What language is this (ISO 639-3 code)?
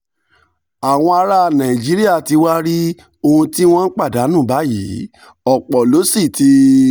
yor